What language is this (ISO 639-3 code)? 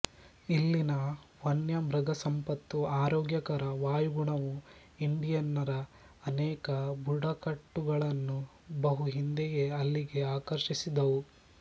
kan